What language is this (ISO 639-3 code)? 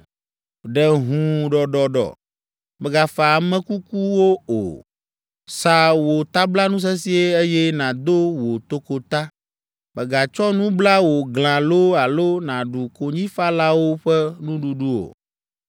ewe